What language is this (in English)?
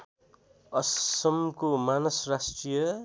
Nepali